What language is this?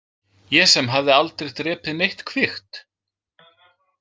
Icelandic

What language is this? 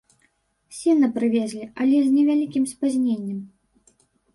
Belarusian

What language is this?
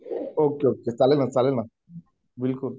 Marathi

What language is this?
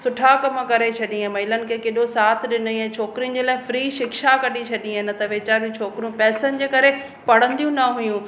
Sindhi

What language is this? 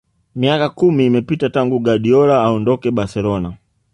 Swahili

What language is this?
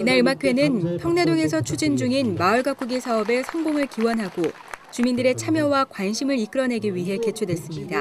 Korean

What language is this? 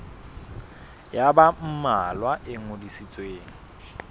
Southern Sotho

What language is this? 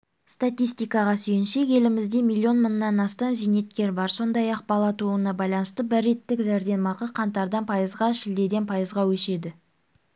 Kazakh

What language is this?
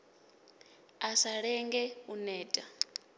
Venda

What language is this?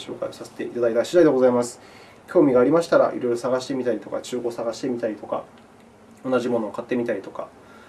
Japanese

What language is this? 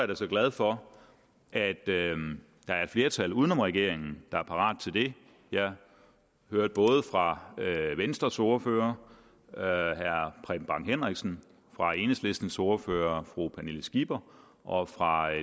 Danish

